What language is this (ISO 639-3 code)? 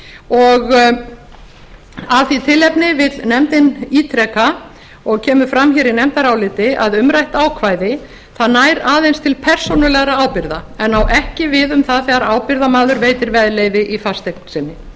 isl